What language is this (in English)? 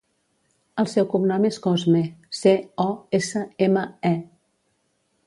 Catalan